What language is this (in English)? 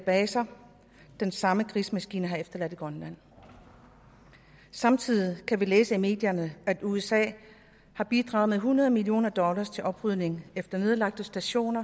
Danish